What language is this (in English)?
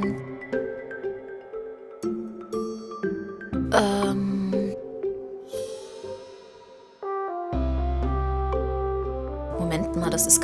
German